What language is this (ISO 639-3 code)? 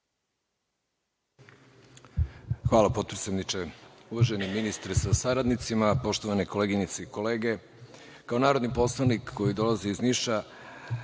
srp